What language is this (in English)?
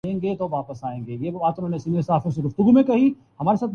Urdu